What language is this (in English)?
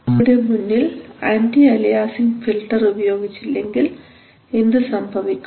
Malayalam